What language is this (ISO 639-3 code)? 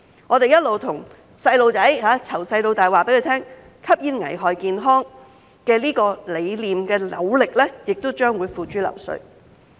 yue